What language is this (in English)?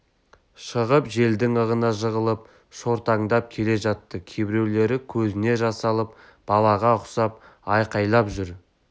Kazakh